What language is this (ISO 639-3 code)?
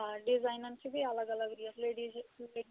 kas